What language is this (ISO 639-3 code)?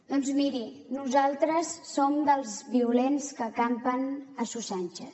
cat